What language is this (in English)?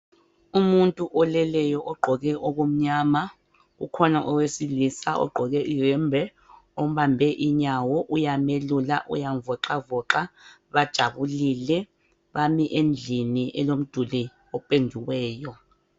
North Ndebele